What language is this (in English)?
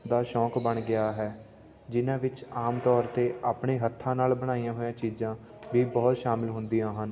Punjabi